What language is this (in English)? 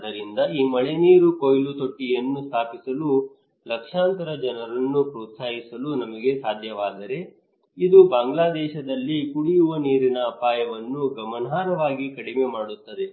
Kannada